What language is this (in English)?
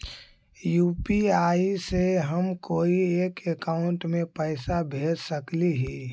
Magahi